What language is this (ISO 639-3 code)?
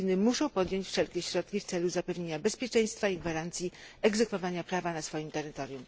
pol